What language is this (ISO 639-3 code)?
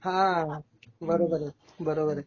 mar